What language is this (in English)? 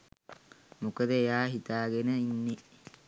Sinhala